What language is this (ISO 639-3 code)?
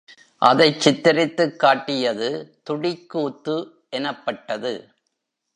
tam